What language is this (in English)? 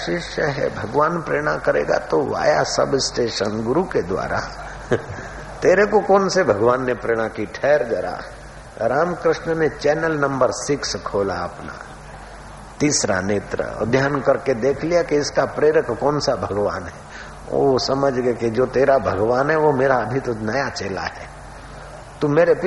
Hindi